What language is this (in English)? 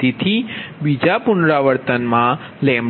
Gujarati